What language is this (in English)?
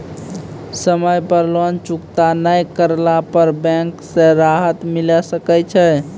Maithili